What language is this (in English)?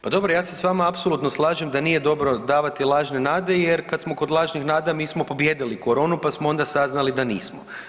Croatian